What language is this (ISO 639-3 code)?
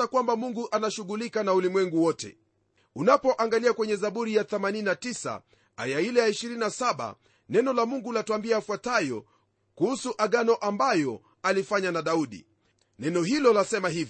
swa